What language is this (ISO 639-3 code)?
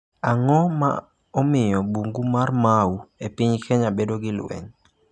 luo